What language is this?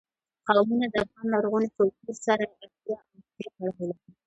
Pashto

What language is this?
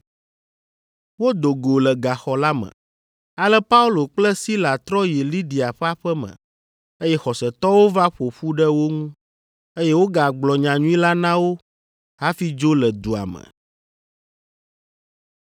Ewe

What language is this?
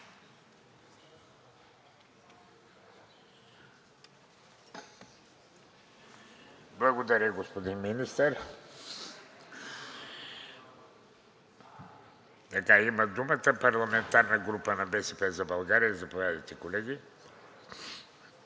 Bulgarian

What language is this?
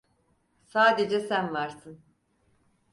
Turkish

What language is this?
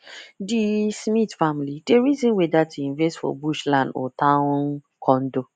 Nigerian Pidgin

